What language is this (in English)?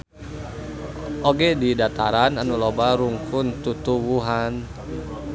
Sundanese